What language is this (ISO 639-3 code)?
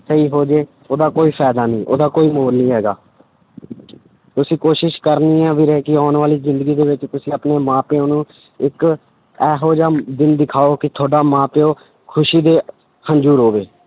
pan